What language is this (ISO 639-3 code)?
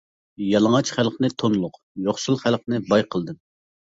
uig